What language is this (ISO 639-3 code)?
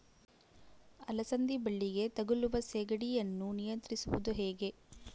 kan